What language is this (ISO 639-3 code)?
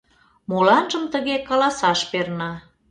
chm